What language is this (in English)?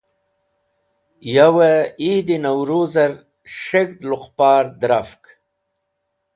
Wakhi